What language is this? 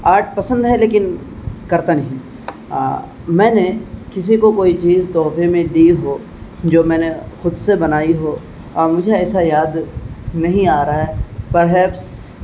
Urdu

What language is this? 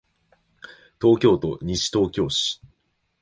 Japanese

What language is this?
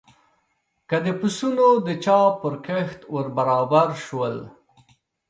Pashto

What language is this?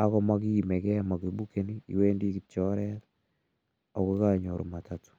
Kalenjin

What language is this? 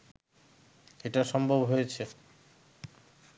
Bangla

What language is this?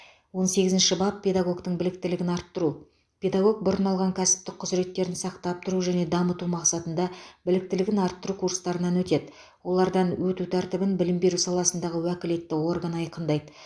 Kazakh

